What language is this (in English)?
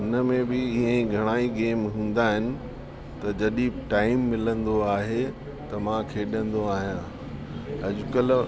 Sindhi